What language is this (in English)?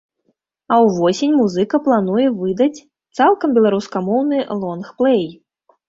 Belarusian